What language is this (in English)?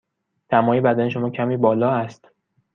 Persian